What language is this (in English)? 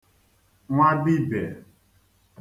Igbo